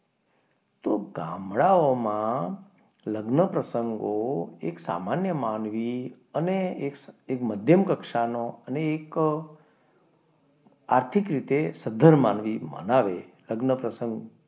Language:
Gujarati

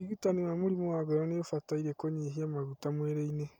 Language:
Kikuyu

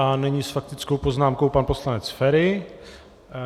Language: Czech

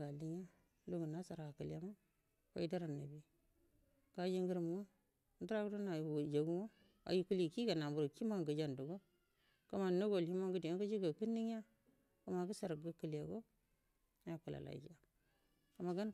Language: Buduma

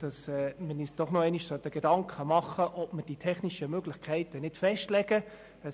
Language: Swiss German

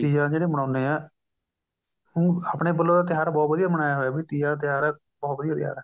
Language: Punjabi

